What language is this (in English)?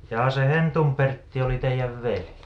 Finnish